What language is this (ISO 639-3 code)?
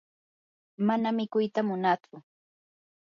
qur